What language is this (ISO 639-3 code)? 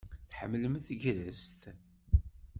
kab